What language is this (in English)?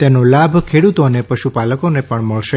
Gujarati